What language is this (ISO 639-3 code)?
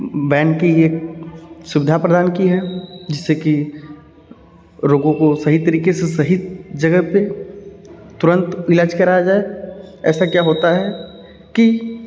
hin